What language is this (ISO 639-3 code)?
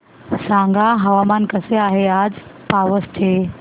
mar